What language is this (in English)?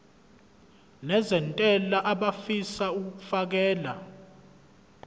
Zulu